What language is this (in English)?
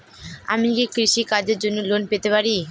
Bangla